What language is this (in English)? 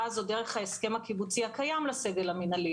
Hebrew